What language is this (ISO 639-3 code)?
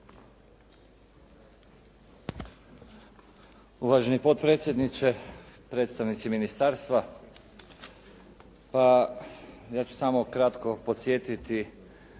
hrv